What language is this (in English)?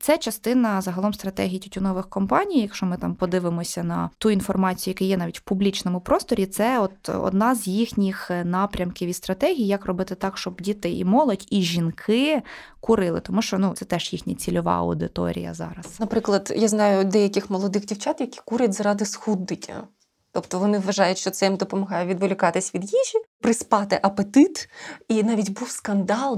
Ukrainian